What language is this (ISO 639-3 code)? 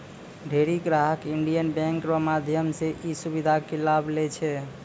mai